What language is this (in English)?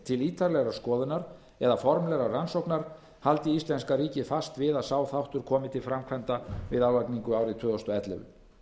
Icelandic